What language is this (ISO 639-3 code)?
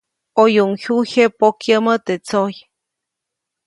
zoc